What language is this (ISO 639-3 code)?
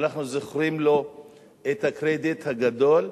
heb